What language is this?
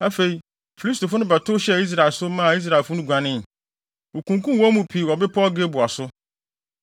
Akan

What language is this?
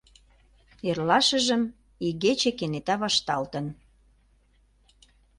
Mari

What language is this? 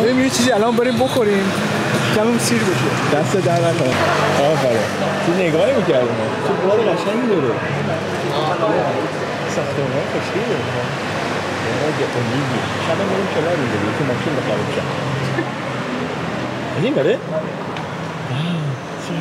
Persian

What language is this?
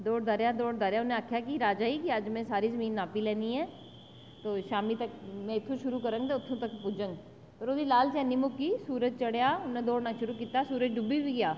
Dogri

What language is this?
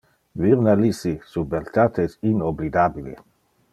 Interlingua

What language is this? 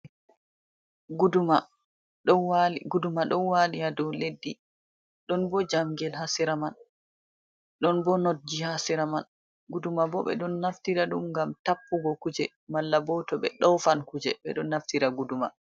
Fula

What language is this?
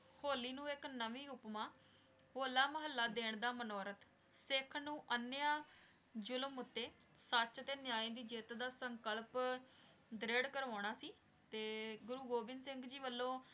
Punjabi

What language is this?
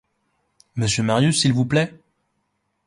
French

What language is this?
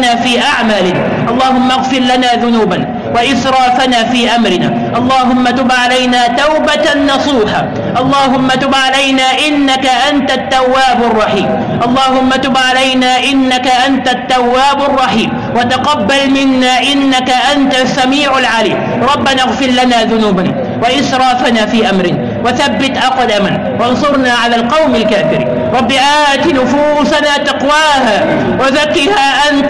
Arabic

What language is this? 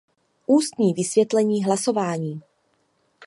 Czech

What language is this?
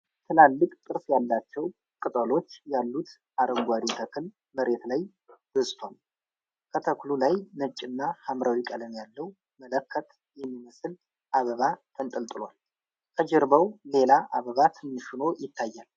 Amharic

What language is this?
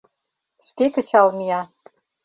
Mari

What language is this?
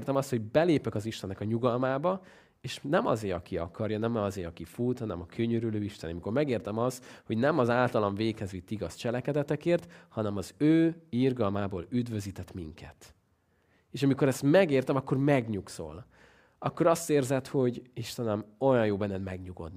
Hungarian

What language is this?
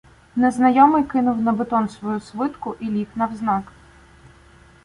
Ukrainian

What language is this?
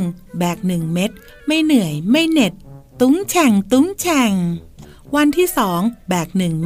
Thai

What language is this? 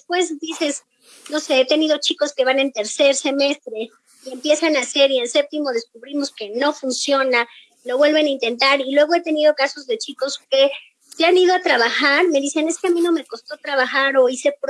Spanish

